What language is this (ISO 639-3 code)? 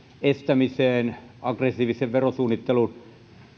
fin